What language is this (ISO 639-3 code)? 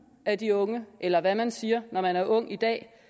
dan